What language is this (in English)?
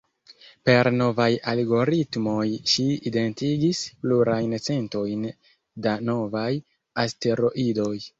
Esperanto